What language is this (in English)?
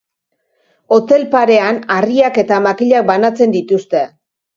Basque